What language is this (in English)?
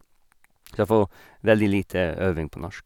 Norwegian